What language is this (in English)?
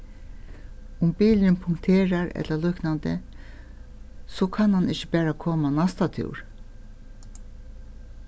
Faroese